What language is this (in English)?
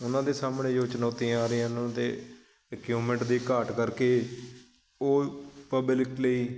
Punjabi